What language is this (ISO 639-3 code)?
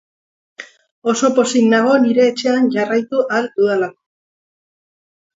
eus